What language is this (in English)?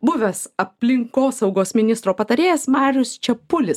Lithuanian